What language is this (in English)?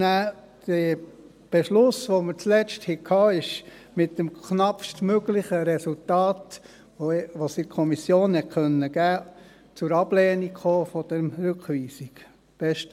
Swiss German